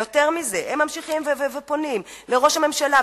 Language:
Hebrew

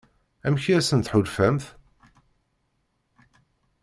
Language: Kabyle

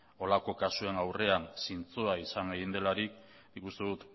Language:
Basque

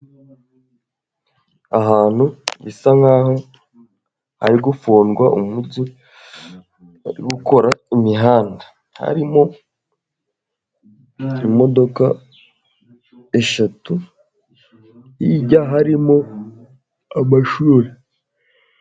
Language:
Kinyarwanda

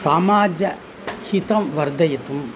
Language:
Sanskrit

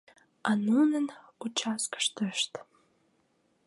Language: Mari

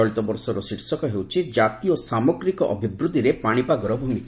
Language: Odia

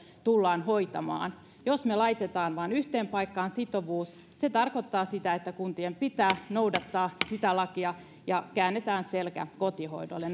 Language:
Finnish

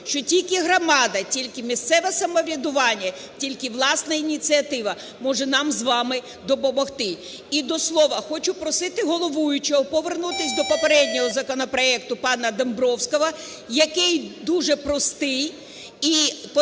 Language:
Ukrainian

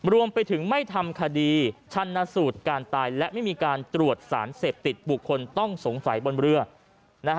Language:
Thai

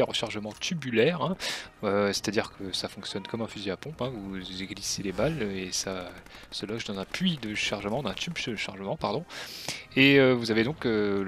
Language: French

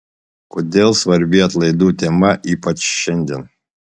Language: Lithuanian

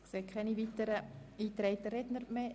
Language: Swiss German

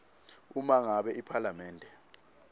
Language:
Swati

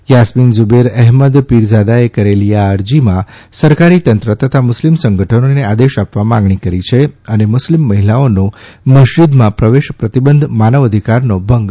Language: Gujarati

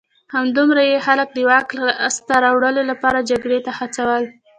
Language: Pashto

